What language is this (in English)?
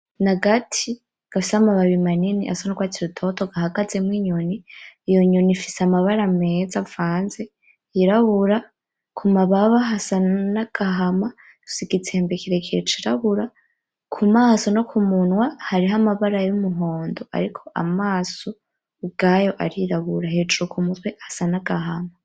Rundi